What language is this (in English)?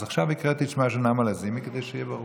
Hebrew